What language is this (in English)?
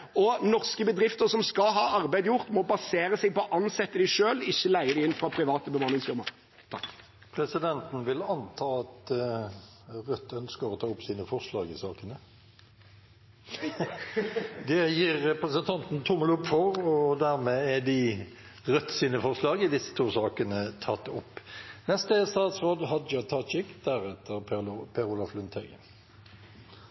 Norwegian